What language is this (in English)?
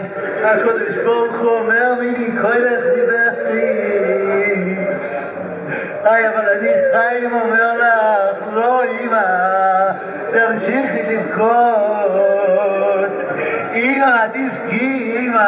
Hebrew